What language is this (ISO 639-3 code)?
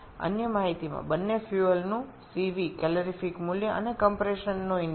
ben